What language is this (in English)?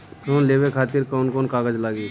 Bhojpuri